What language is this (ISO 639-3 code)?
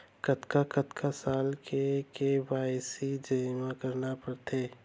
hne